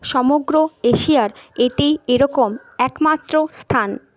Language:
Bangla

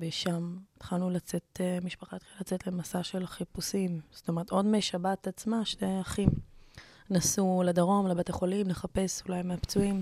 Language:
Hebrew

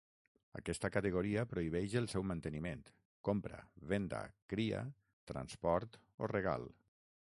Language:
Catalan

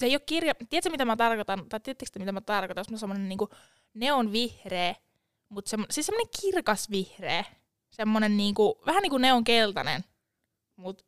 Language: Finnish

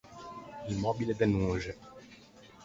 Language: Ligurian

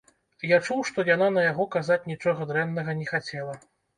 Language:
Belarusian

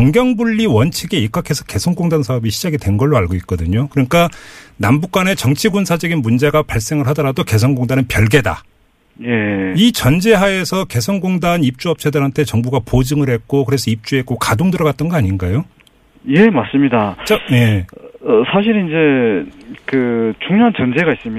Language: Korean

